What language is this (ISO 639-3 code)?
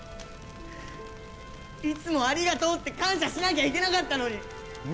jpn